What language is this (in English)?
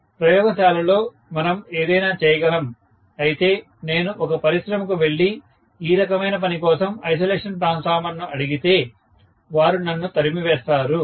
Telugu